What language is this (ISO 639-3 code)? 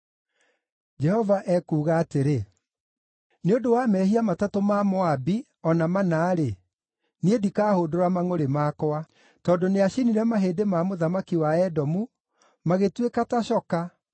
kik